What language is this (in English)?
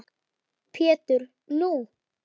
Icelandic